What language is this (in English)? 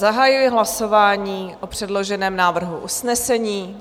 Czech